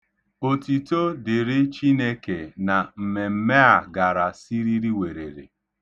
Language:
Igbo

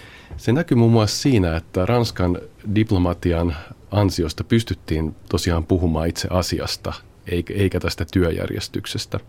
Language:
Finnish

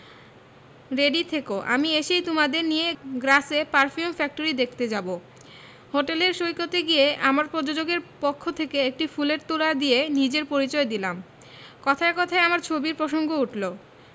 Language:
Bangla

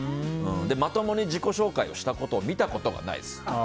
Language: Japanese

